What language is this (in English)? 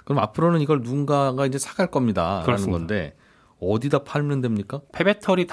Korean